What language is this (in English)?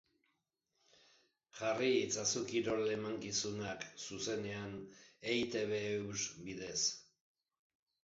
Basque